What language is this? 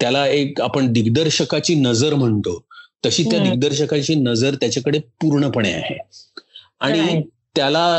Marathi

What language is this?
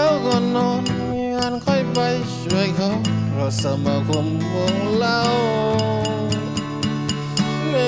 Thai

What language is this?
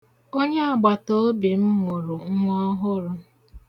Igbo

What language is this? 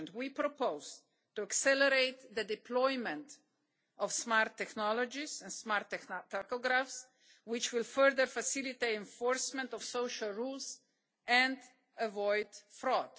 English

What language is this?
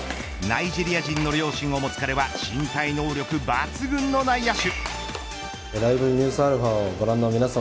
Japanese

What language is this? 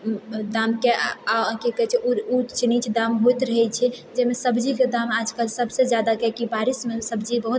Maithili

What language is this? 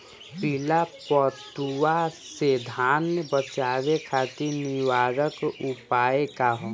Bhojpuri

